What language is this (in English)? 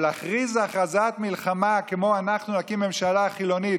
Hebrew